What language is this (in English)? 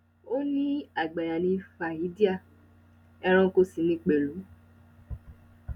Yoruba